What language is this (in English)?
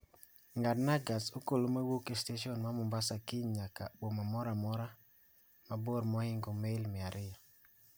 Luo (Kenya and Tanzania)